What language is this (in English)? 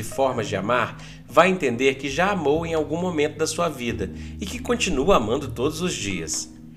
Portuguese